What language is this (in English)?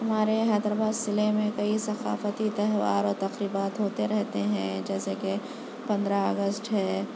Urdu